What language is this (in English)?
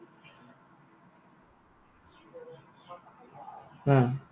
Assamese